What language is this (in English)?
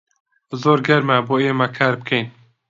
Central Kurdish